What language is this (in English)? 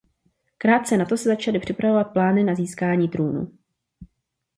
Czech